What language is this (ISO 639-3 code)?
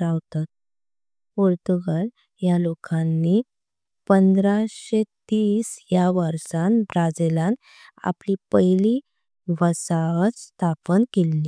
kok